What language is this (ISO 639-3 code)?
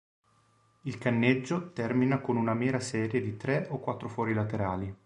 ita